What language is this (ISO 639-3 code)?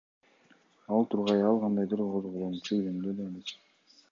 kir